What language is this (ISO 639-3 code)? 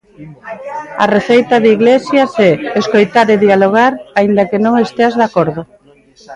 glg